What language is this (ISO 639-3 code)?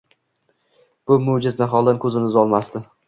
uzb